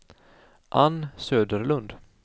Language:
Swedish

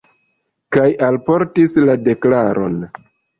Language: Esperanto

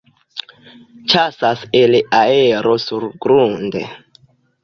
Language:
Esperanto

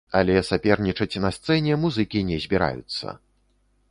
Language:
Belarusian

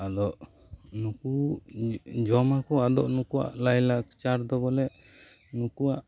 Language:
Santali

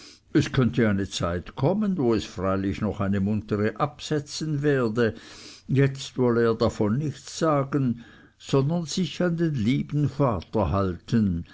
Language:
German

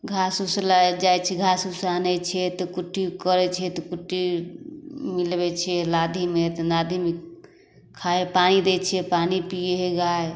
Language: Maithili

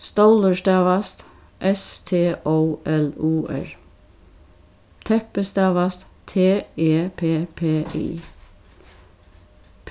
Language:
Faroese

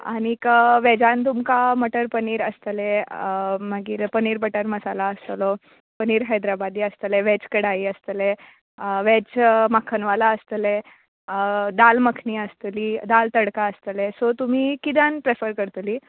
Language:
Konkani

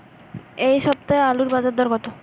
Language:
Bangla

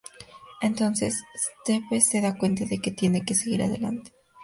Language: Spanish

